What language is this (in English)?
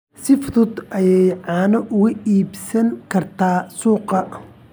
Somali